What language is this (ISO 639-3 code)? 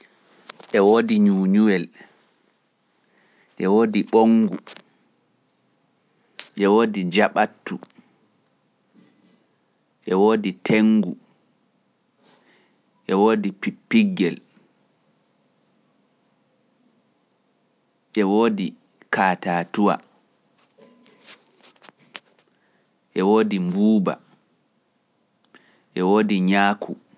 fuf